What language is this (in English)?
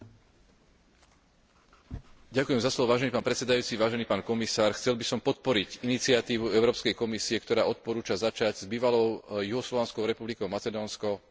Slovak